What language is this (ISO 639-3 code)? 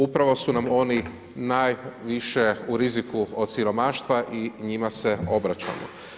hrv